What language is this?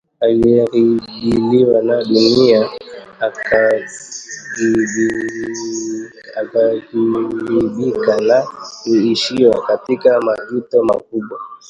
Swahili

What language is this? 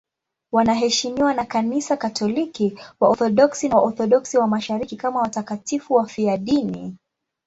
Swahili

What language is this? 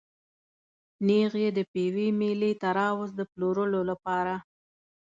Pashto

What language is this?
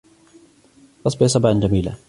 Arabic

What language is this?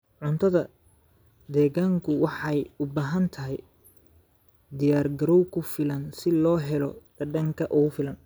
Somali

